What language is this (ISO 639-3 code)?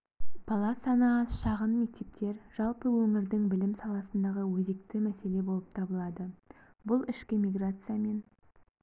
kaz